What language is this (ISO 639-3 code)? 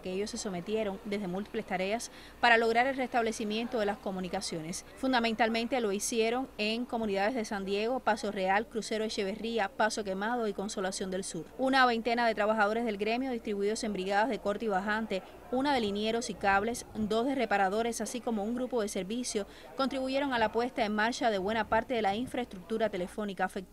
spa